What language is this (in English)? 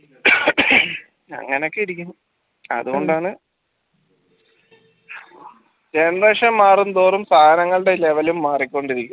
Malayalam